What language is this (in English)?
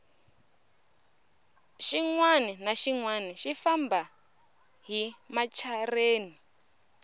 Tsonga